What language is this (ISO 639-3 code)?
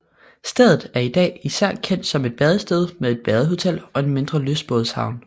dan